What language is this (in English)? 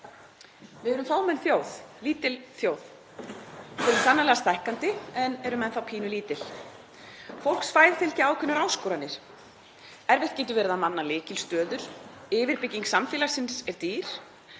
Icelandic